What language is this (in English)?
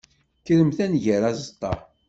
Kabyle